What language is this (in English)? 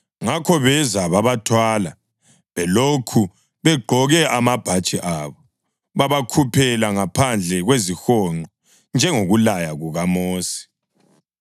North Ndebele